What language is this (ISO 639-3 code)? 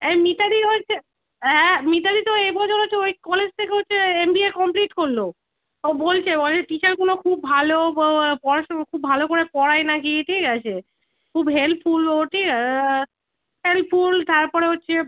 ben